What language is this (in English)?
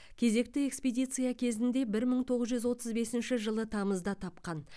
Kazakh